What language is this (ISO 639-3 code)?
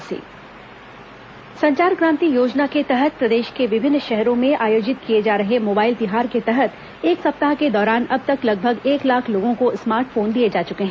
hin